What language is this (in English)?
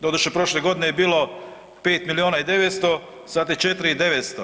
Croatian